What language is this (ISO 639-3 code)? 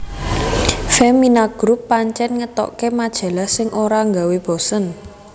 jav